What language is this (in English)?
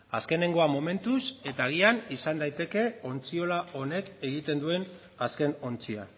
Basque